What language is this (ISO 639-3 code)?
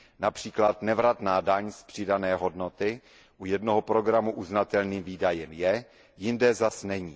ces